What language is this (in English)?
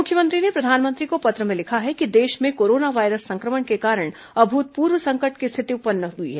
Hindi